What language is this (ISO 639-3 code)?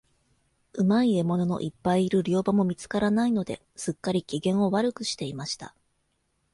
jpn